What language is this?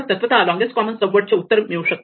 Marathi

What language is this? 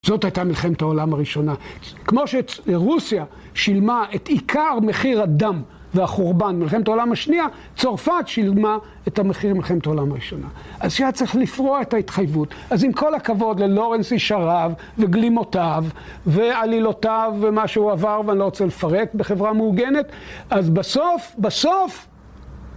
Hebrew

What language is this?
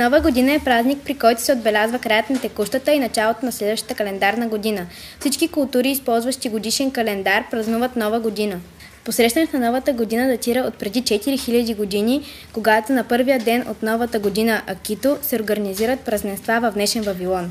Bulgarian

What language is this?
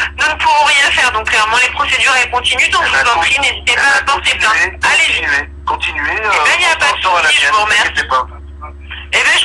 French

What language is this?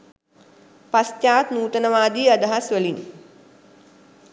Sinhala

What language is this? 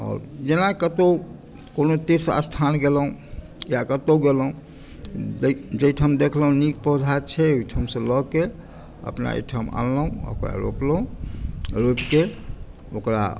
Maithili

